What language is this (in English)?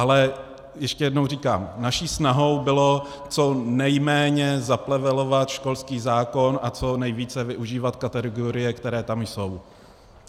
Czech